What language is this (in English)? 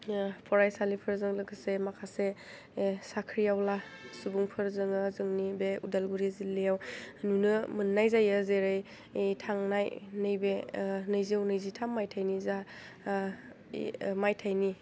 Bodo